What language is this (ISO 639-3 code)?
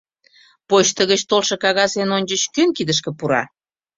chm